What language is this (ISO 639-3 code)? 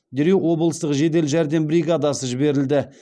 kaz